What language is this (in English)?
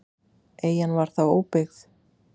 Icelandic